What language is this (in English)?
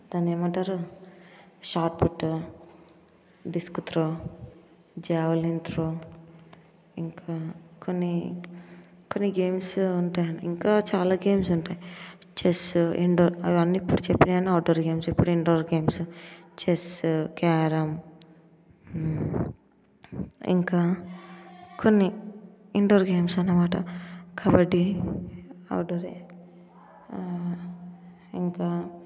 Telugu